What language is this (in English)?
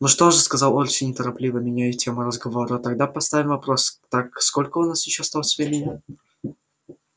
Russian